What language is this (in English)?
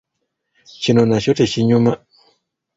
Ganda